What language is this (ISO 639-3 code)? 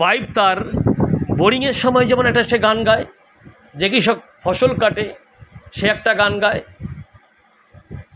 ben